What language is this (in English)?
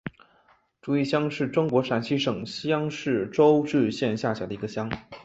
Chinese